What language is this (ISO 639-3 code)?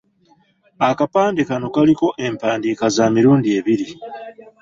lug